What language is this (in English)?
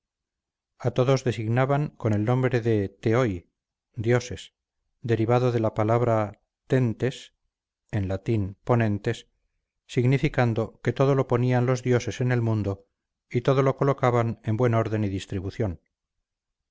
Spanish